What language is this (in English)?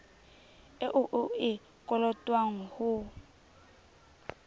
Southern Sotho